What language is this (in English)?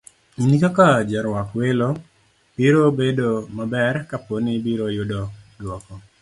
Luo (Kenya and Tanzania)